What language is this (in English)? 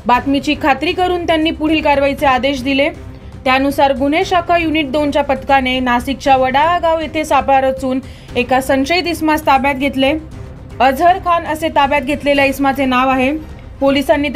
Marathi